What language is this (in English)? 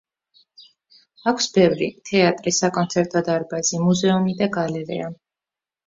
Georgian